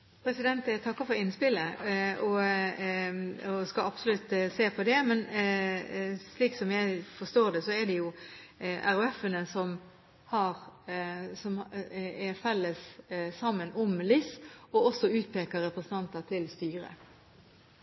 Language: Norwegian Bokmål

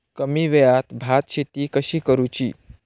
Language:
Marathi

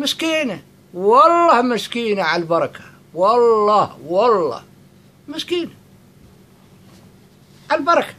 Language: Arabic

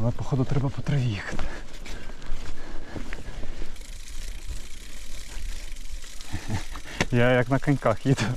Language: Ukrainian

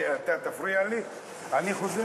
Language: Hebrew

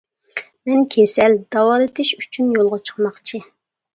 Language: Uyghur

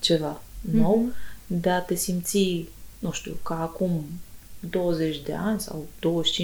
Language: Romanian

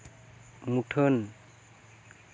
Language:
Santali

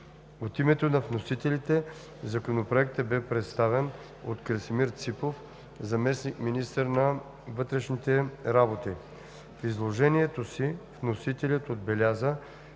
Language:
Bulgarian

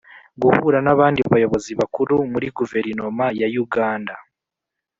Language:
Kinyarwanda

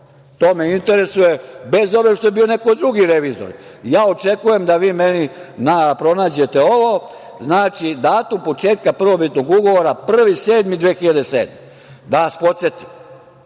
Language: Serbian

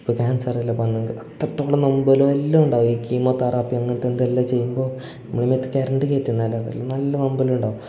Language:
Malayalam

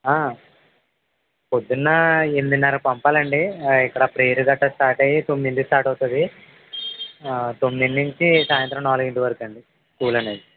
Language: Telugu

